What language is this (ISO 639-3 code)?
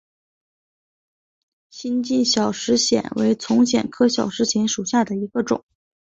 zho